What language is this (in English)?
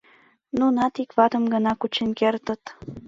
Mari